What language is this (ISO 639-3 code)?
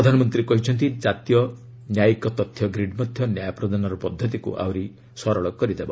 ori